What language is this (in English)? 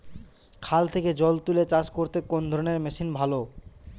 Bangla